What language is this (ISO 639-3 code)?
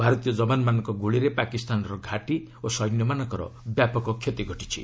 ori